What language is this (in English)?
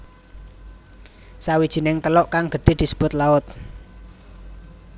Javanese